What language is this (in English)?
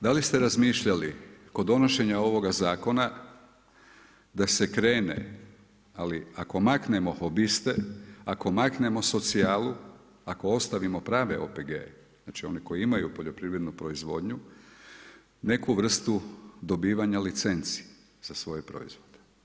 Croatian